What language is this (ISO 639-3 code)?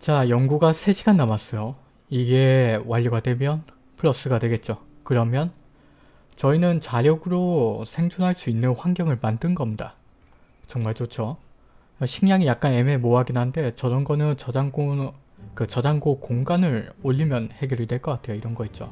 kor